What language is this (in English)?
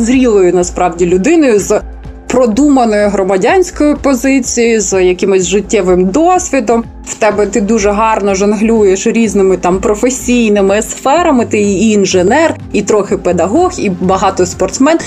Ukrainian